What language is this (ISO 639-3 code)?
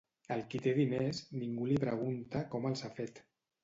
cat